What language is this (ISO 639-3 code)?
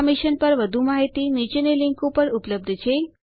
guj